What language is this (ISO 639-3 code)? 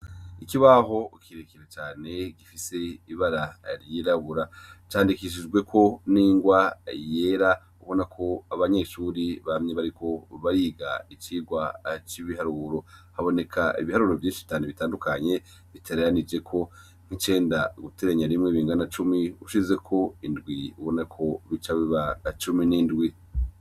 run